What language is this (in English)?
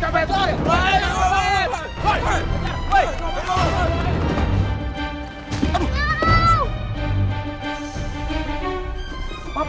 Indonesian